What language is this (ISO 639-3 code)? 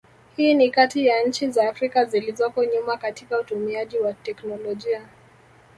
swa